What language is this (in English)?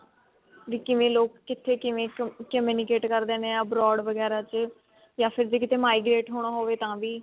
Punjabi